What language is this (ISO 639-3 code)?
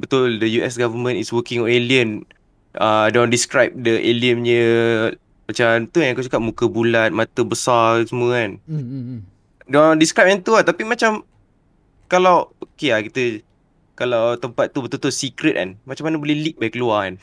msa